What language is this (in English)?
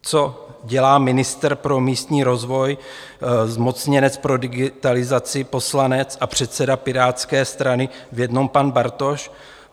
Czech